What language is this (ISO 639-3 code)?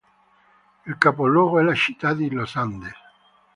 ita